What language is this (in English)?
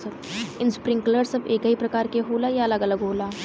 Bhojpuri